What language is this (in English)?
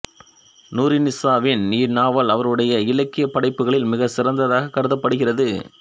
Tamil